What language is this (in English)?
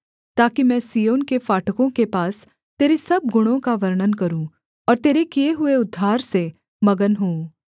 Hindi